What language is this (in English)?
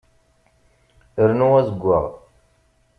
Kabyle